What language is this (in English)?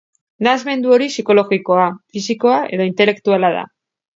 Basque